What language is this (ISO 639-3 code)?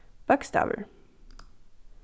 fao